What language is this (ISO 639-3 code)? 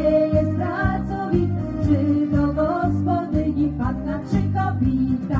pol